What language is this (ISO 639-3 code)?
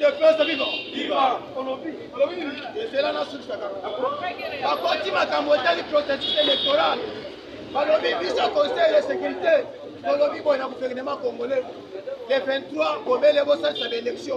fra